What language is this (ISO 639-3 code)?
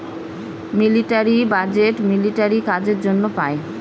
ben